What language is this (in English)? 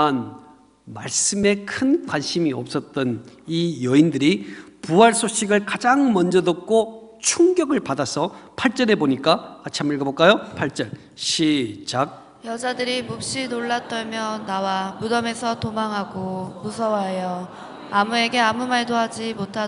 Korean